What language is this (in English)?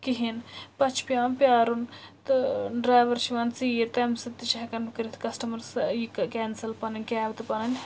Kashmiri